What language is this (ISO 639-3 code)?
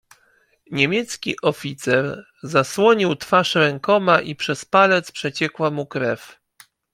pol